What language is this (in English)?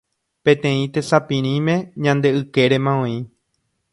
Guarani